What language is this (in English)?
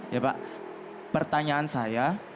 Indonesian